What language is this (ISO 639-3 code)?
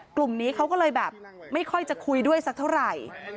tha